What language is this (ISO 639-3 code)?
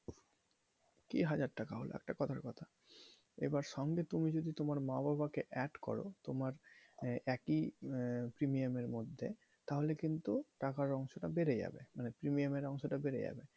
ben